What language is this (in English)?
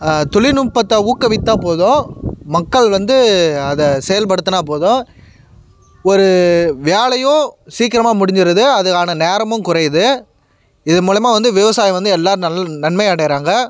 Tamil